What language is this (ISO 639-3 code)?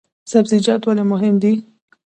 pus